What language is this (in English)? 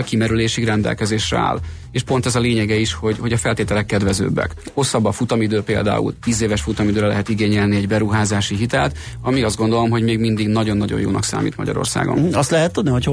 Hungarian